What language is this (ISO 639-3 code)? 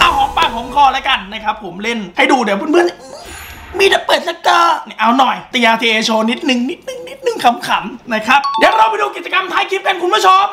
tha